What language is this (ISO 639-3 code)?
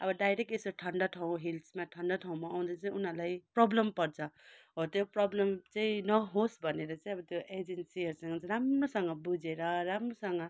nep